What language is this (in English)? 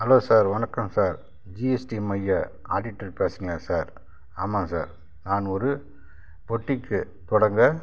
Tamil